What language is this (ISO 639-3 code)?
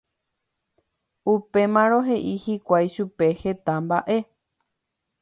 grn